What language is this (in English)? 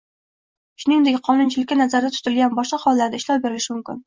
Uzbek